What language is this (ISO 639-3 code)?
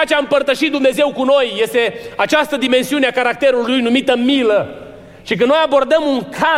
ron